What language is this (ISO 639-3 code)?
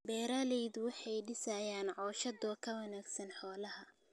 som